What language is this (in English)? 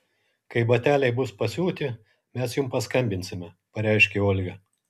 Lithuanian